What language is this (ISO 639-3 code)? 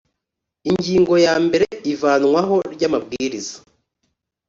kin